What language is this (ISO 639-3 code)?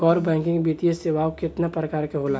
bho